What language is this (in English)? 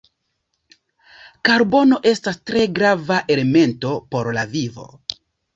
Esperanto